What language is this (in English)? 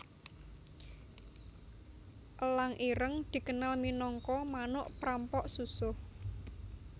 Javanese